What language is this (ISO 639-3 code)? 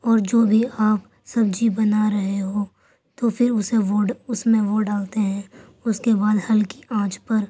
urd